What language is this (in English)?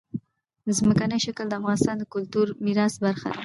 Pashto